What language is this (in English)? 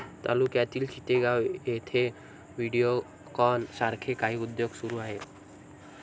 Marathi